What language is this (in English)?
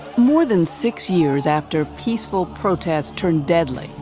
English